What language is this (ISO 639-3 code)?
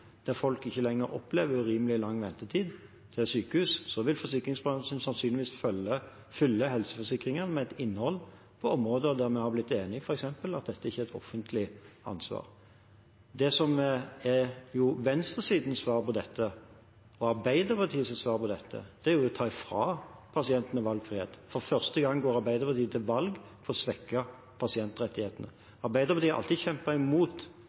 nob